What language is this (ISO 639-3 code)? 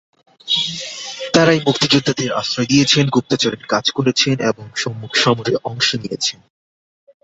ben